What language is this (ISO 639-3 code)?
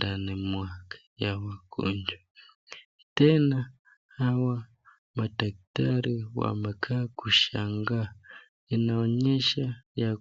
swa